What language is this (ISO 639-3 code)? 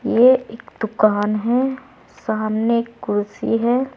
hin